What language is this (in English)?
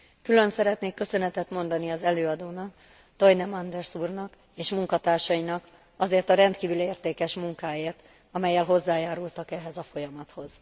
Hungarian